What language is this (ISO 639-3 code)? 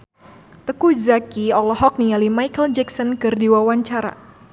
sun